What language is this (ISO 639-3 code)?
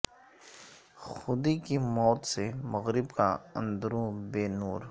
urd